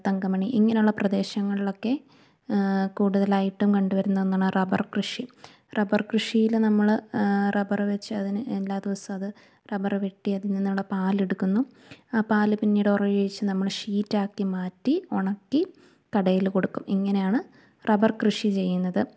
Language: Malayalam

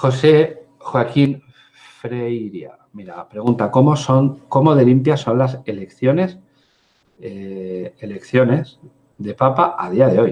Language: Spanish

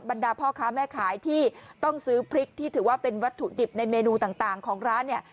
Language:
Thai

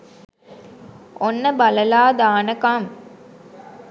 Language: Sinhala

